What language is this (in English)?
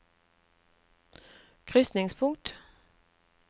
Norwegian